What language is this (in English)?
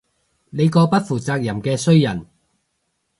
Cantonese